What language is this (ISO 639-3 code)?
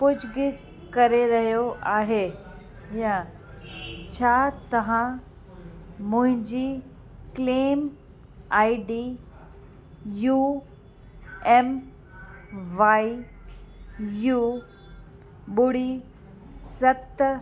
snd